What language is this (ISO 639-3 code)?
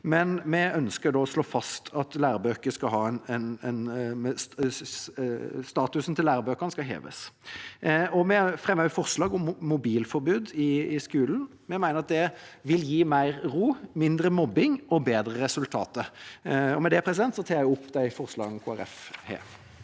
nor